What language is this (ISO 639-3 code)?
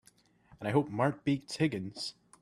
eng